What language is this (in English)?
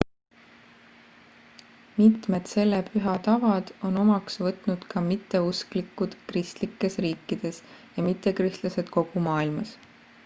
Estonian